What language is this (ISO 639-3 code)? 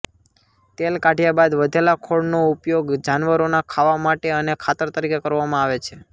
guj